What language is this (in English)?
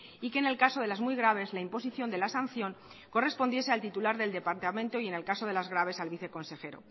Spanish